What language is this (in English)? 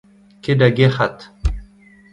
Breton